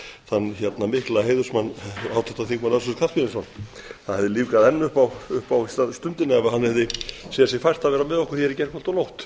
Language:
Icelandic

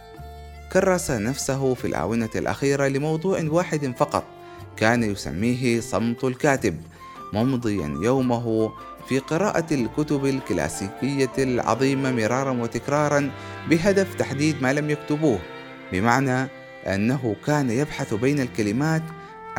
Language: Arabic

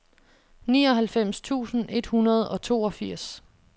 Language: Danish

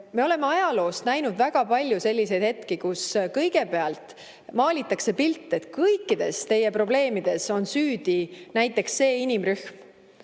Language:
Estonian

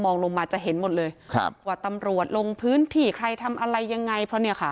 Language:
Thai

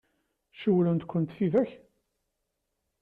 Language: Kabyle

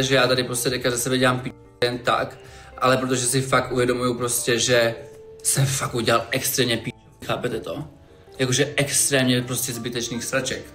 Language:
Czech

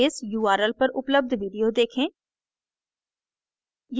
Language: Hindi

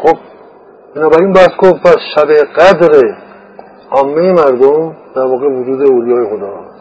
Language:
Persian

